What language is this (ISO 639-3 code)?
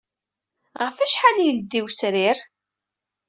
kab